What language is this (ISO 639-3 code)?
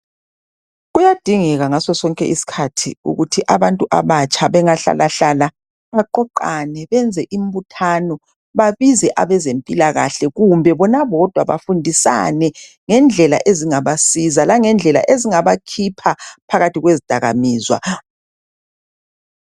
nde